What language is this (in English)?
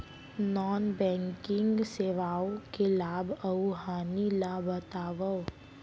Chhattisgarhi